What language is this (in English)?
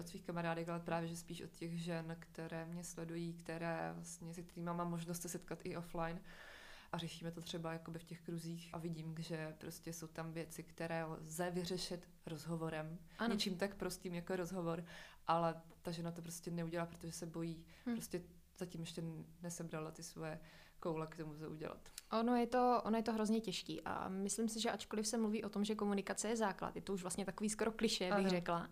Czech